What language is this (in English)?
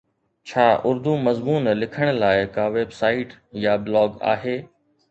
Sindhi